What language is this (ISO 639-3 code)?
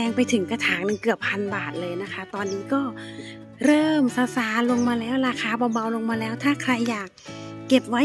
tha